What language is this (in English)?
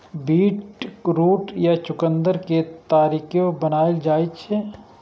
Maithili